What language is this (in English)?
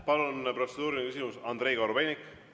Estonian